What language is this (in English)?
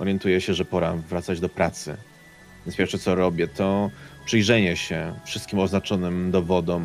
Polish